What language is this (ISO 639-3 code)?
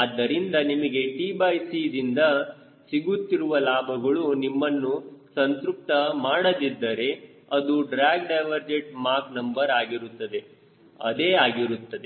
kan